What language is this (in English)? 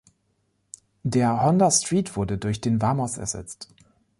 German